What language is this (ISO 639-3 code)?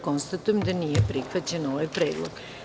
srp